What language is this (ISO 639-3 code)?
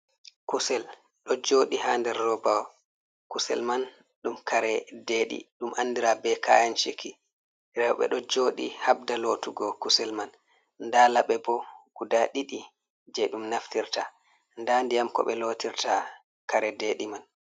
ful